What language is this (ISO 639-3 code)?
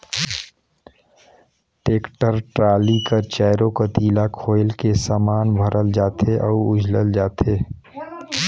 hne